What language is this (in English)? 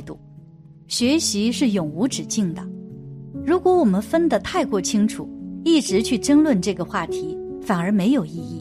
Chinese